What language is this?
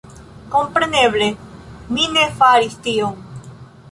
Esperanto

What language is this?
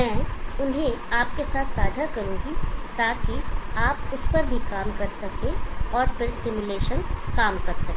Hindi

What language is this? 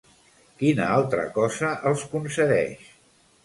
Catalan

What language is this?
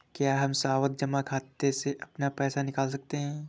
Hindi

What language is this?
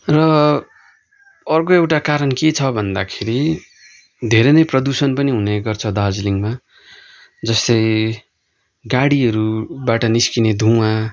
Nepali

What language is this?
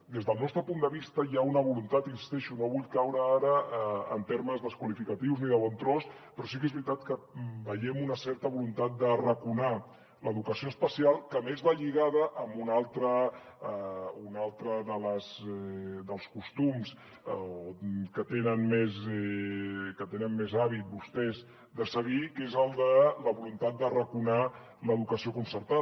Catalan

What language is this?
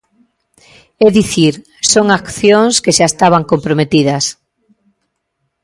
Galician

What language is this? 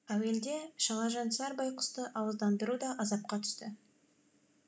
Kazakh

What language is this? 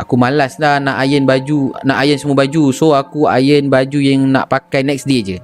Malay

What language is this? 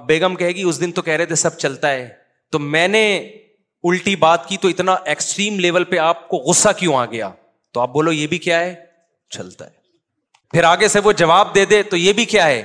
Urdu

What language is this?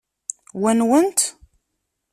Kabyle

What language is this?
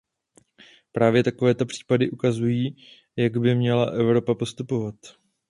Czech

